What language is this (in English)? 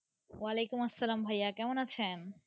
Bangla